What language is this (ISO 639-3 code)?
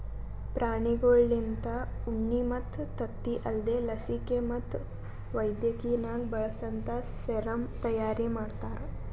kan